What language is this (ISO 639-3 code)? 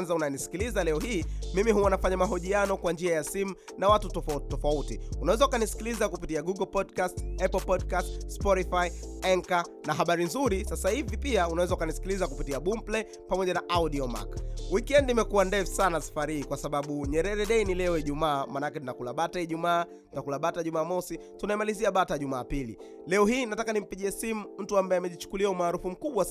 swa